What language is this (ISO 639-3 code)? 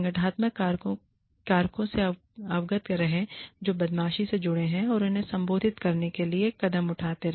hin